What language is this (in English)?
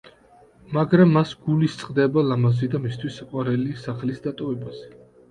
Georgian